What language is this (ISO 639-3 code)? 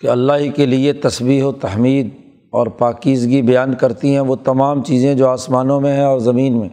urd